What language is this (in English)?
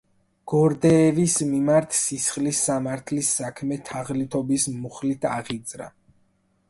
Georgian